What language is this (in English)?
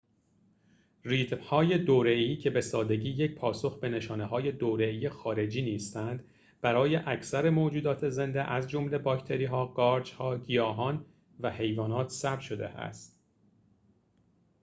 Persian